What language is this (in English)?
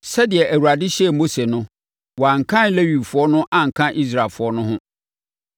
Akan